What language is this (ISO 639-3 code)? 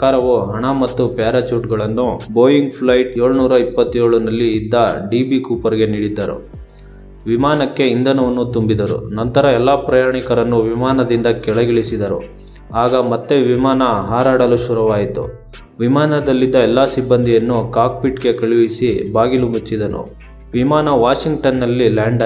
kan